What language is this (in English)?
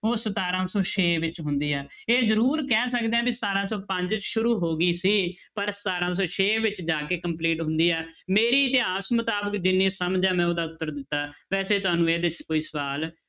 Punjabi